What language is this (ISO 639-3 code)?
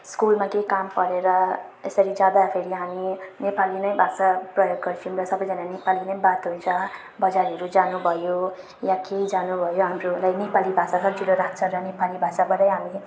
nep